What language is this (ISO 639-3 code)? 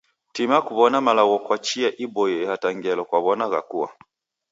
dav